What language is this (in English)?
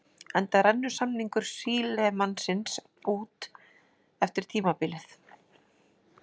Icelandic